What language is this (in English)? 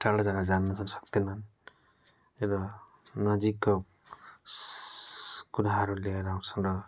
Nepali